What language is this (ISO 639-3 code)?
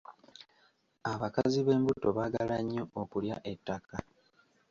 lug